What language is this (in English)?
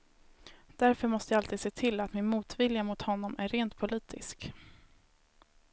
Swedish